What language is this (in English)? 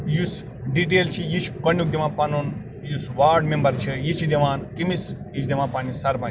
Kashmiri